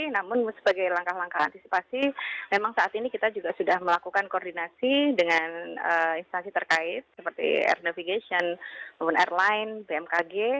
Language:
Indonesian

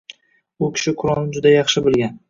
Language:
Uzbek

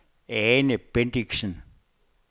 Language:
Danish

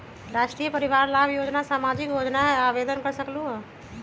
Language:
Magahi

